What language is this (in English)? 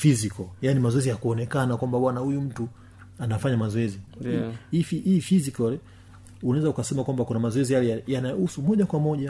Swahili